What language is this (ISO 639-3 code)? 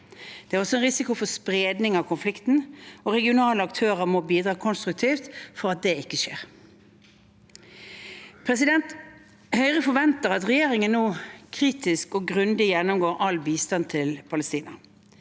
nor